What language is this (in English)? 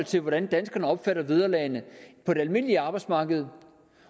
Danish